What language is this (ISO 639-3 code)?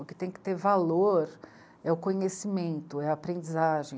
por